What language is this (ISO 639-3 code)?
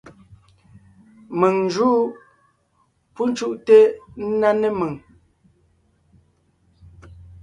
nnh